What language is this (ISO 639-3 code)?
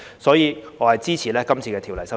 yue